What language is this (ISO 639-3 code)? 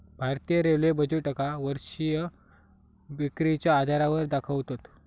mar